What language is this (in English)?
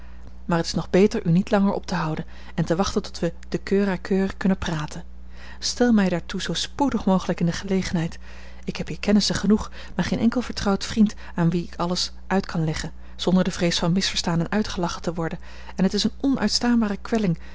Dutch